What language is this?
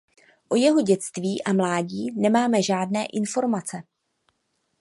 Czech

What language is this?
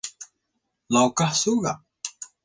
Atayal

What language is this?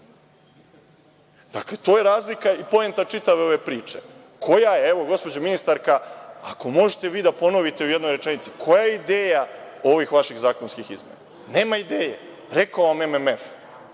Serbian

